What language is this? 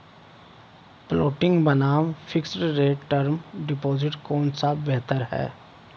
Hindi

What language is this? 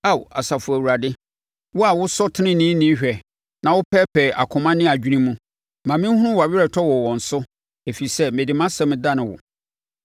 Akan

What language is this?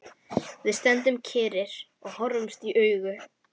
Icelandic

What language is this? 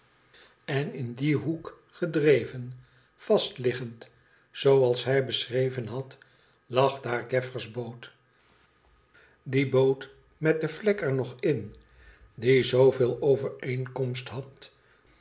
Dutch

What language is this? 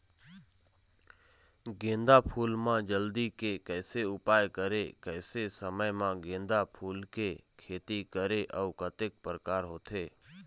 Chhattisgarhi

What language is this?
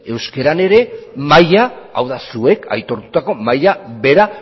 Basque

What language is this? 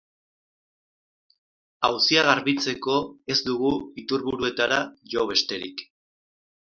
Basque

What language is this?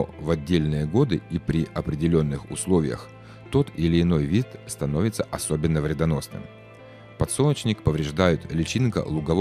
Russian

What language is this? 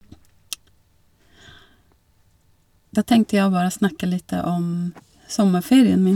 Norwegian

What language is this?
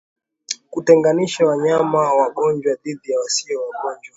Swahili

